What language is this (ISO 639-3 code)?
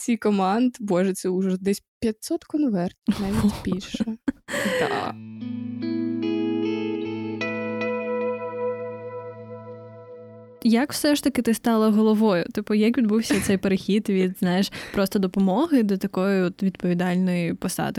ukr